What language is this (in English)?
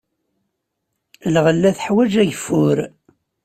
Kabyle